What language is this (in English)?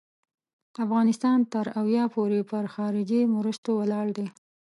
Pashto